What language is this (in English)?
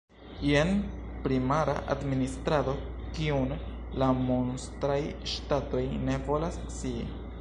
Esperanto